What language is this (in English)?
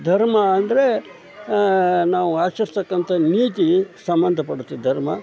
Kannada